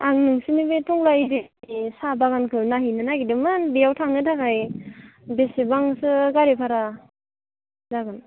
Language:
Bodo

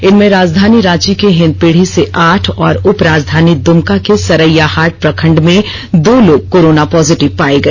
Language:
Hindi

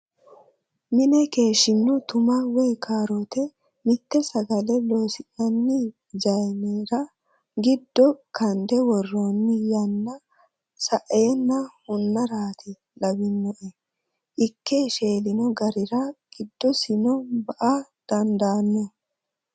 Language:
Sidamo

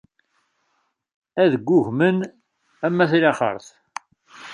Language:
Kabyle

